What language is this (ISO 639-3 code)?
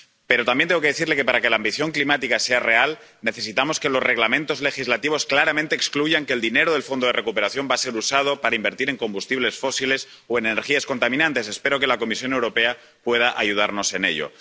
spa